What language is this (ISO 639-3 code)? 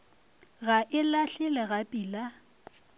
nso